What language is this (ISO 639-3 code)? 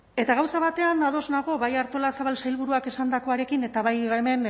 eus